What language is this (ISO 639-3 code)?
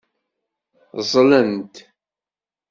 kab